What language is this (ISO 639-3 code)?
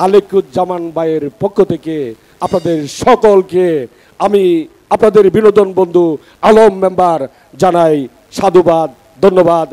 ben